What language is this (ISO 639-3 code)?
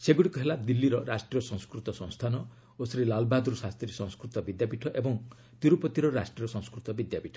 ori